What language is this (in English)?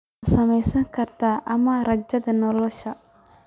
Somali